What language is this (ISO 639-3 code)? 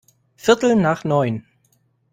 deu